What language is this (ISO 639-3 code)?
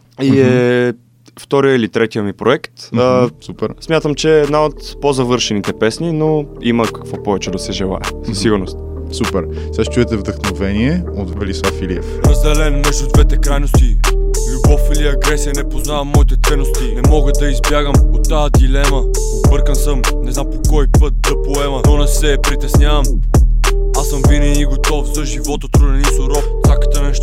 bul